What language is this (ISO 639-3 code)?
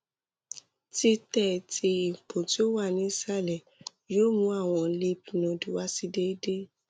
yor